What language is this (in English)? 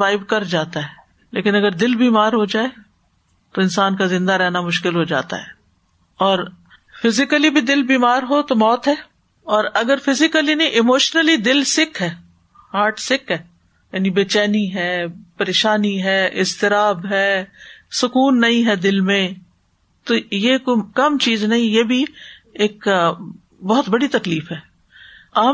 Urdu